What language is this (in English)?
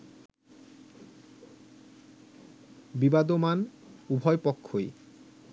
Bangla